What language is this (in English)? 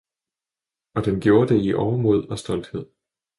Danish